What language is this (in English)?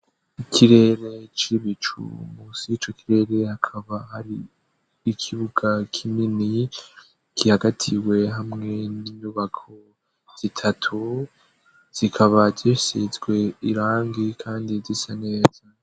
Rundi